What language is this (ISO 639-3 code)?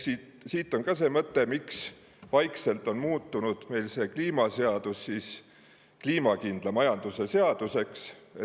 est